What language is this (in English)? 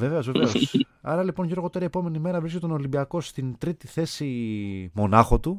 Greek